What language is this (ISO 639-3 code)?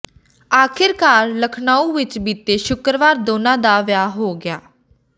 pan